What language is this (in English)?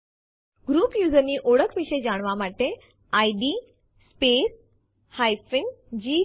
Gujarati